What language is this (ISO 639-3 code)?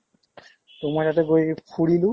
asm